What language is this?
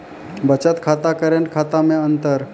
Maithili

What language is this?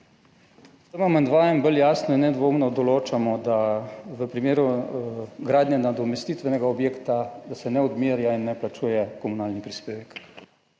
Slovenian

